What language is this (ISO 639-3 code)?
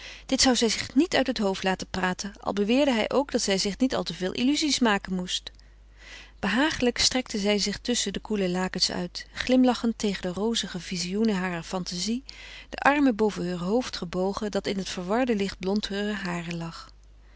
nld